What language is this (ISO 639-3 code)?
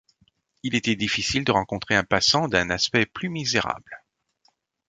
fra